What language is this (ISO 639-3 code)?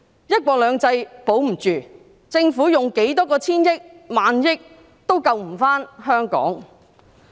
yue